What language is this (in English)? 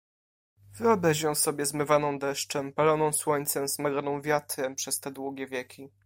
Polish